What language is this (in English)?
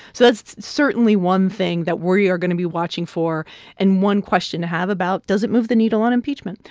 English